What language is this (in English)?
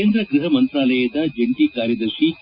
Kannada